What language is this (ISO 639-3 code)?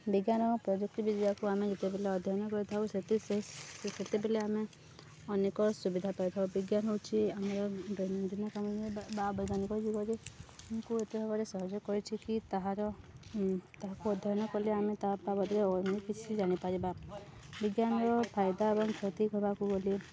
ori